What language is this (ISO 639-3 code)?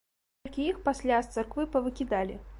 bel